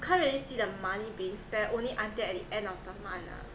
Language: English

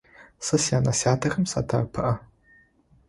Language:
Adyghe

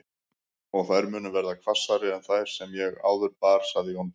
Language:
Icelandic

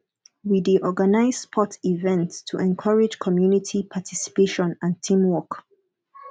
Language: Nigerian Pidgin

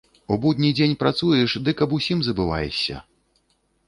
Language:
Belarusian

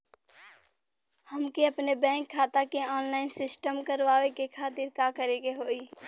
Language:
Bhojpuri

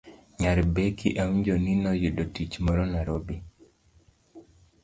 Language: Luo (Kenya and Tanzania)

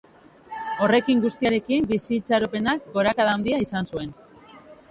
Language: Basque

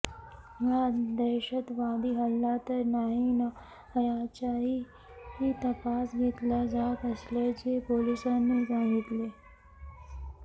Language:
Marathi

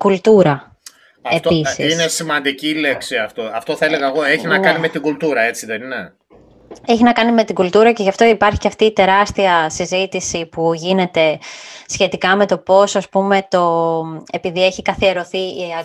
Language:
Greek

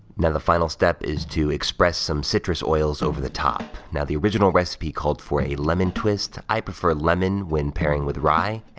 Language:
English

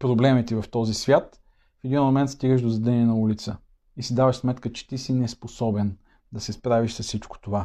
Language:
Bulgarian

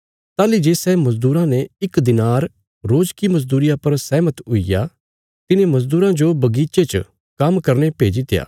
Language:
Bilaspuri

